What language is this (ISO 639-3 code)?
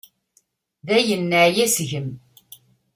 kab